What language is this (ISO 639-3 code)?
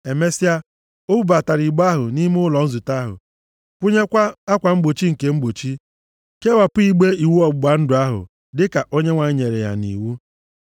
ibo